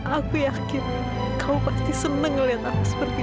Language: Indonesian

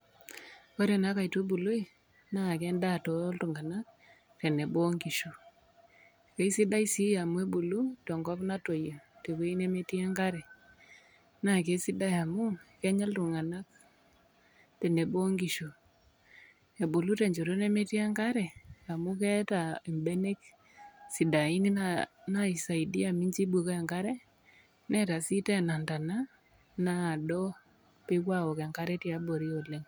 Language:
Masai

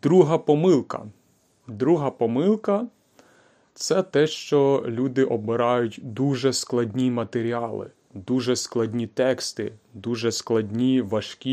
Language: Ukrainian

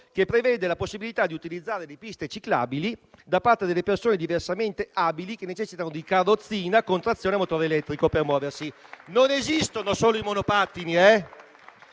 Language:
Italian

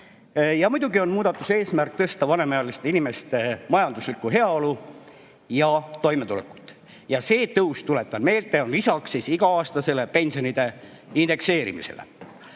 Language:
Estonian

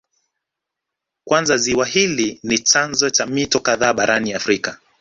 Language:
Swahili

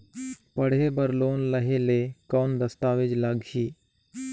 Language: Chhattisgarhi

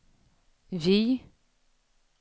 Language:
Swedish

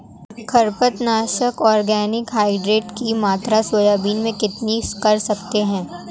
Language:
Hindi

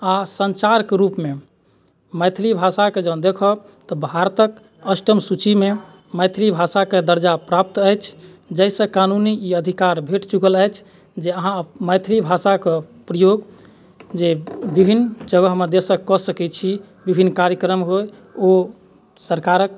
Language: Maithili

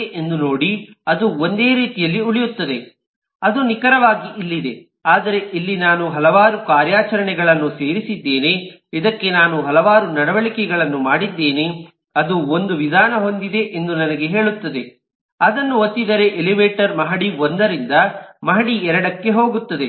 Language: Kannada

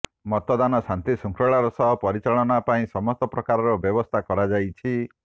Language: Odia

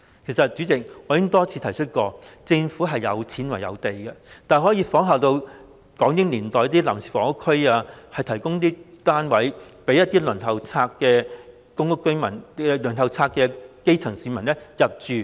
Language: Cantonese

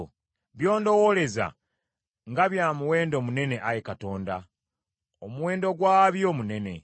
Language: Ganda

